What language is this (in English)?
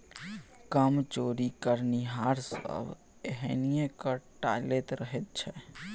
Maithili